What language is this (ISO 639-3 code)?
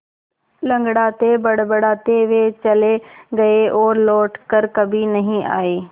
hin